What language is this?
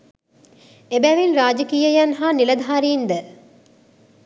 Sinhala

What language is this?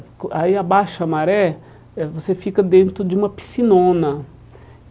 Portuguese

